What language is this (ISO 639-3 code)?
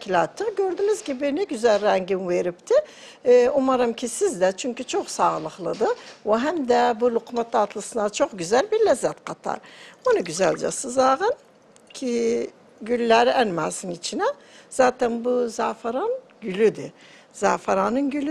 tur